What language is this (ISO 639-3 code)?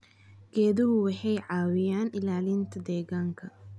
som